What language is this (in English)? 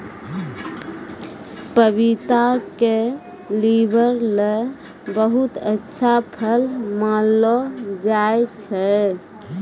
Maithili